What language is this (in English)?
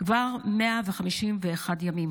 Hebrew